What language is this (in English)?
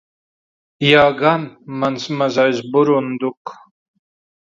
Latvian